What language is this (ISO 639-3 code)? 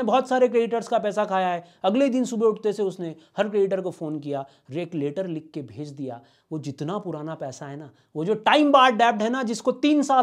hin